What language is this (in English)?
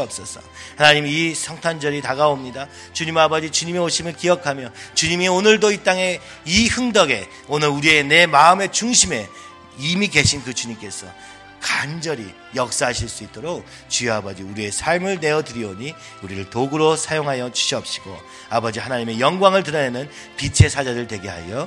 Korean